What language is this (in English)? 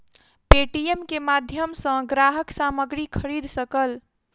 Maithili